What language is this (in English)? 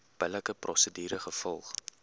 Afrikaans